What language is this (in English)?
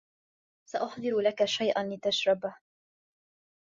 Arabic